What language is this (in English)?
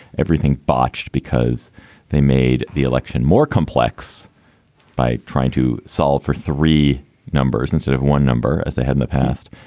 English